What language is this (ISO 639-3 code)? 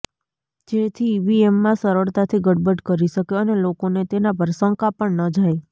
guj